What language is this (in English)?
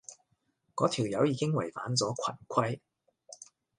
Cantonese